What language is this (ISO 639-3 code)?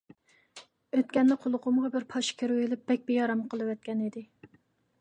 uig